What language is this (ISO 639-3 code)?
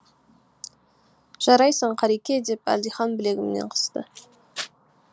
kaz